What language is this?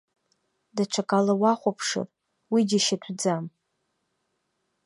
Abkhazian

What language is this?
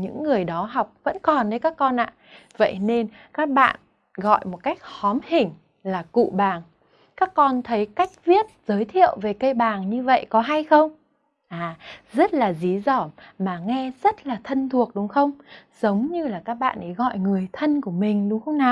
Vietnamese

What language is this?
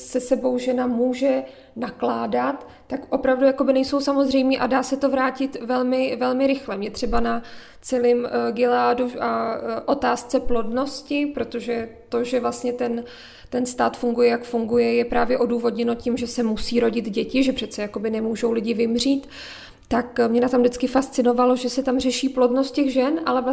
Czech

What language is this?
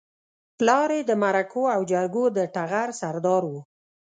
Pashto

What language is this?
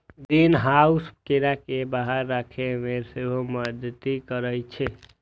Maithili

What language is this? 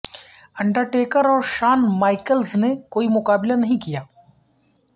Urdu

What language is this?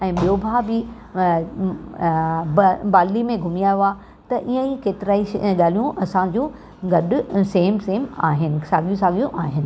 Sindhi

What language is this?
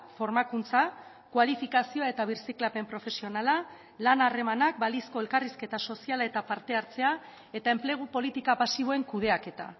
Basque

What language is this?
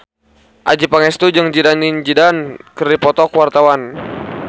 Sundanese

